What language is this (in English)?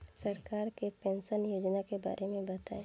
Bhojpuri